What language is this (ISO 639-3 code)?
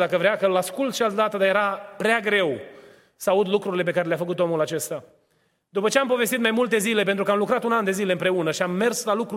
ron